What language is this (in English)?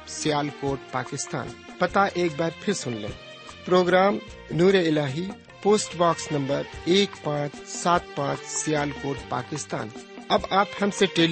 Urdu